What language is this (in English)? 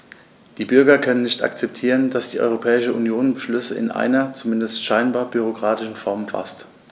German